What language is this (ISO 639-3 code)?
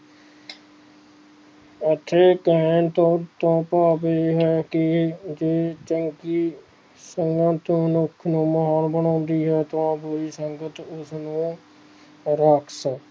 pan